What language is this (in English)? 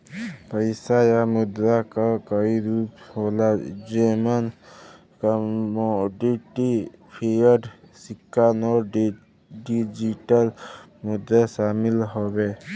Bhojpuri